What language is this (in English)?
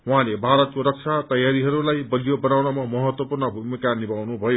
Nepali